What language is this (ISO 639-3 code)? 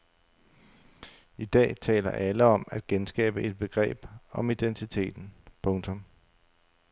dan